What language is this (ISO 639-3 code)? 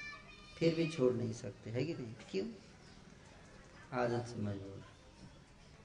hin